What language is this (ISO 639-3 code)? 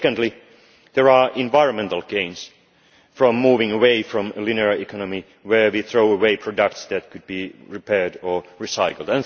eng